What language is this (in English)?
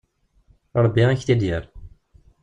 Kabyle